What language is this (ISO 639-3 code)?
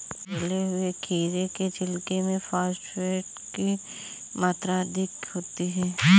hin